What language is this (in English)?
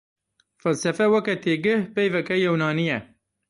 Kurdish